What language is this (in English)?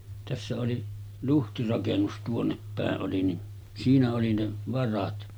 Finnish